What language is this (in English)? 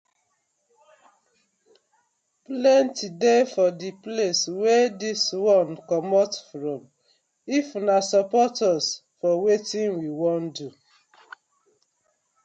Nigerian Pidgin